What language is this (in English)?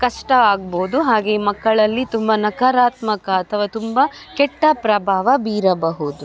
Kannada